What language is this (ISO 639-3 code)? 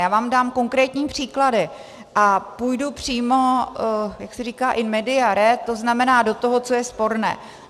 ces